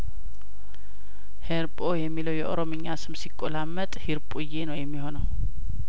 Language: Amharic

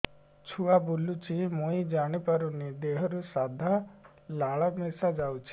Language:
Odia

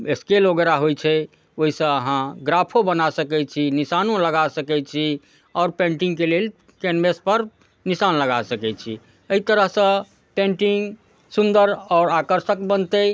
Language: Maithili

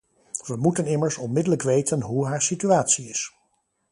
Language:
Dutch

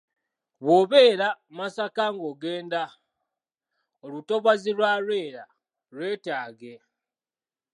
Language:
Ganda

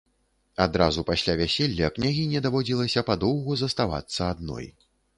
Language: Belarusian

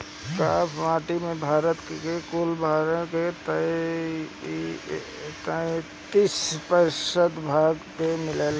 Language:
Bhojpuri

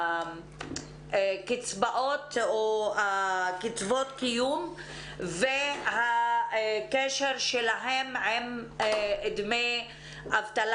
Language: Hebrew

